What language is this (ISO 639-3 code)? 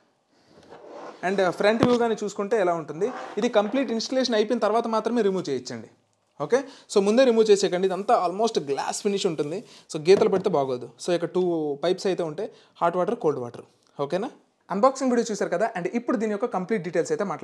tel